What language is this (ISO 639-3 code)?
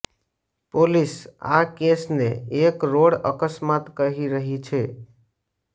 guj